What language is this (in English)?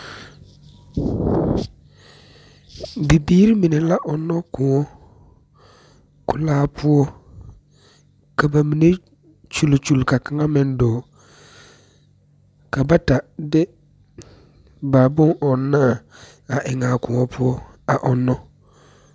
Southern Dagaare